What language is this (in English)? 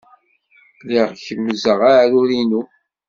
Kabyle